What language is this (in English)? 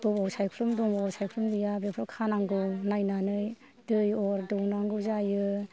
Bodo